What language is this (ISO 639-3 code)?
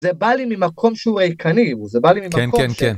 heb